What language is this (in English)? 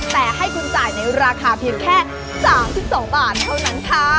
Thai